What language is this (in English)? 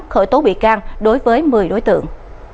Vietnamese